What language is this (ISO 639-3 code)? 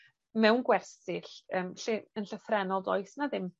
cym